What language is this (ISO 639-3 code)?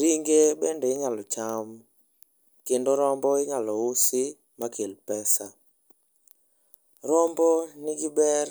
luo